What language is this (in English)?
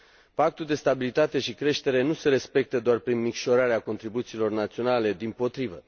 Romanian